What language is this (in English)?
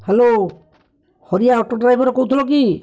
Odia